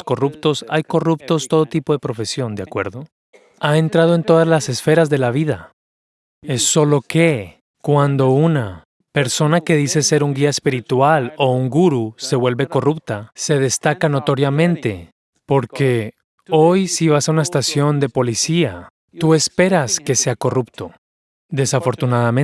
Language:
Spanish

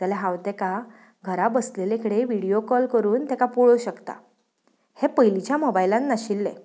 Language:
Konkani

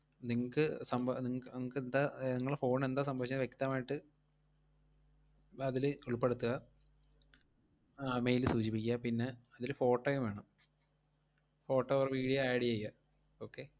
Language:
Malayalam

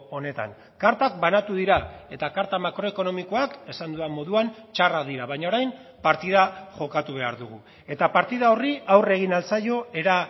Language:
Basque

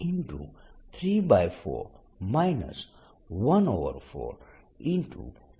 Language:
Gujarati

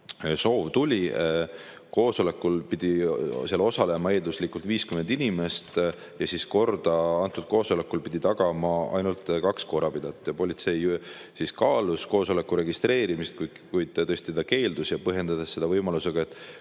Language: Estonian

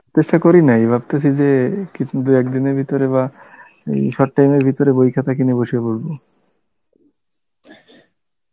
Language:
Bangla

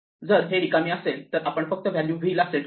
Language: Marathi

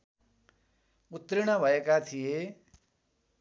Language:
Nepali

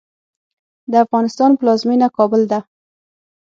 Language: Pashto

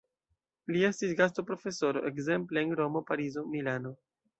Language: Esperanto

